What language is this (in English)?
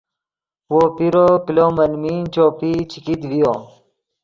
Yidgha